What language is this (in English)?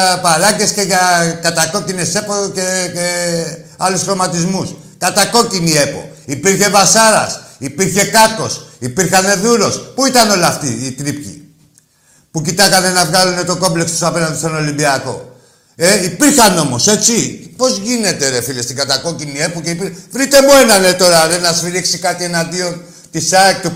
Greek